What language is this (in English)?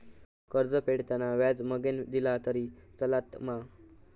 Marathi